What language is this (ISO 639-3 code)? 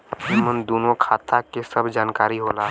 bho